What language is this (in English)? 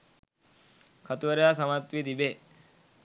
Sinhala